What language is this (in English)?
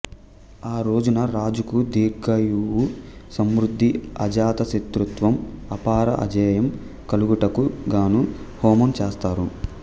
Telugu